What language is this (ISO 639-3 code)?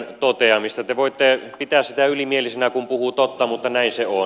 fin